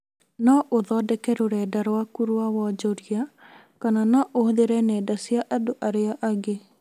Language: Kikuyu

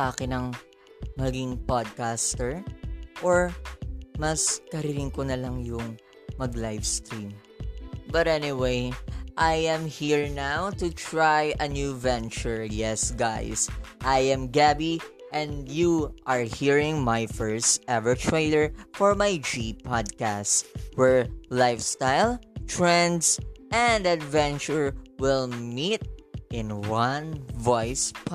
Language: Filipino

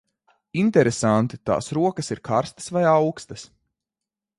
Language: Latvian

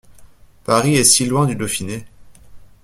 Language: French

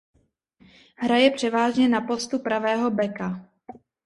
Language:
Czech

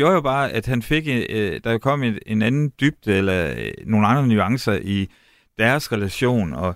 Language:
Danish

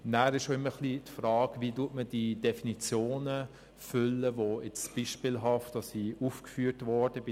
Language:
Swiss German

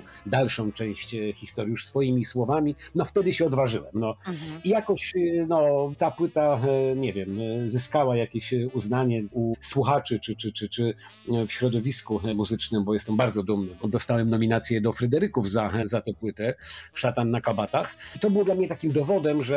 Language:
Polish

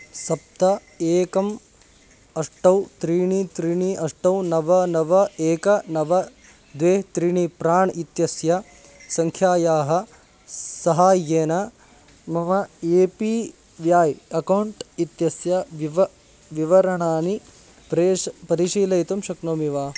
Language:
Sanskrit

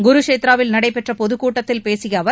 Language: Tamil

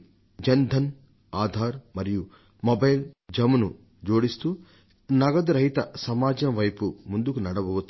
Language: Telugu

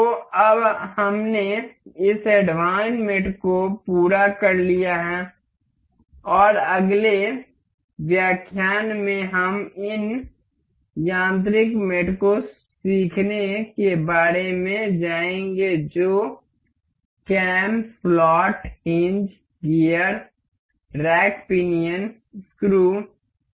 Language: Hindi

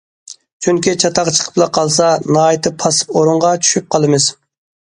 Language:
Uyghur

